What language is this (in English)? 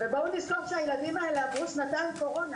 Hebrew